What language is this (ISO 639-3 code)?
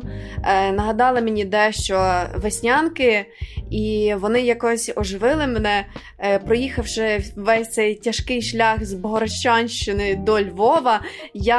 ukr